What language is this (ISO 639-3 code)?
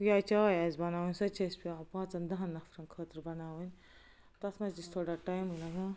kas